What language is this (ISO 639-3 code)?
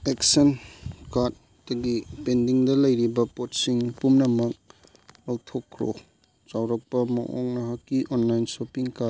mni